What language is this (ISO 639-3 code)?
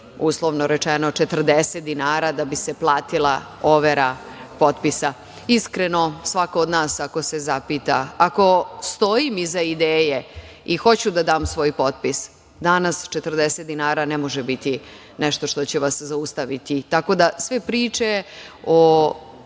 srp